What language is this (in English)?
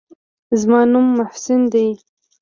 Pashto